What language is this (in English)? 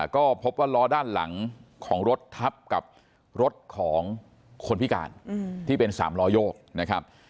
Thai